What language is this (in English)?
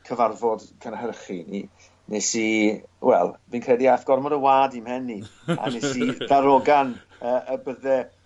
Welsh